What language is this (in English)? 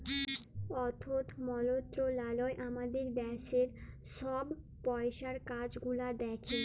Bangla